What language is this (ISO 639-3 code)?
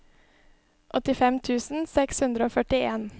nor